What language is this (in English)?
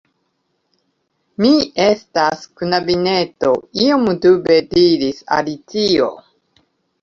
Esperanto